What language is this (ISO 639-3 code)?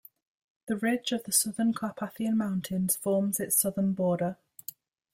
eng